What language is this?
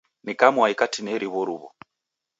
Taita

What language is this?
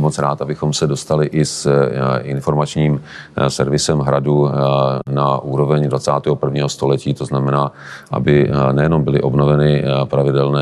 Czech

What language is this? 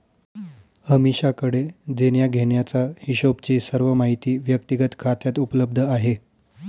Marathi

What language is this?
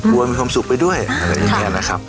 Thai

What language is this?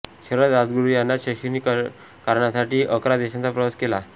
Marathi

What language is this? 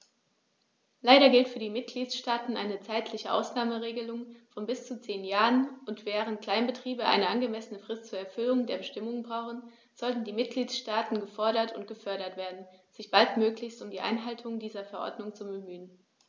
German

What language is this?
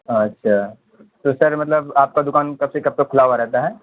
Urdu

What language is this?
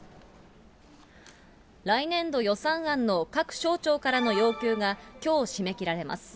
Japanese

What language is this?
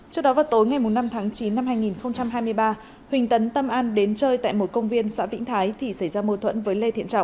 Vietnamese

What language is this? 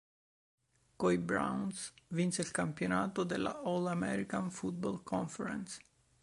Italian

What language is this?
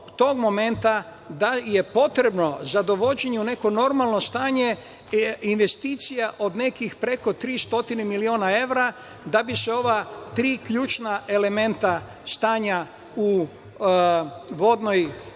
Serbian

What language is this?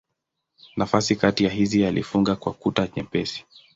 Swahili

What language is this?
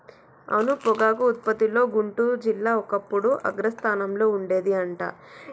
Telugu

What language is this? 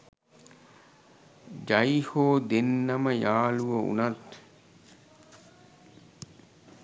Sinhala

